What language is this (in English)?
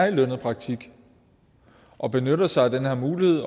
Danish